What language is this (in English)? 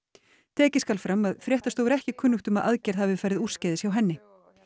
Icelandic